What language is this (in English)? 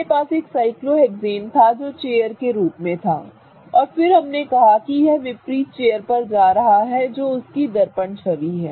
Hindi